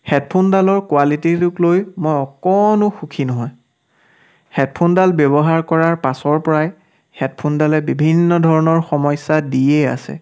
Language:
Assamese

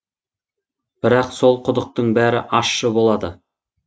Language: Kazakh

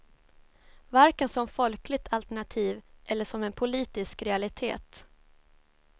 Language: Swedish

